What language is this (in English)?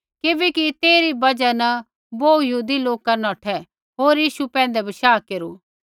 Kullu Pahari